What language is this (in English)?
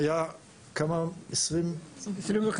Hebrew